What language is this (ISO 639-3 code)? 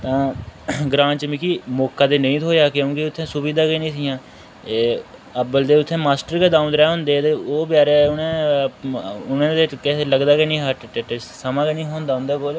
doi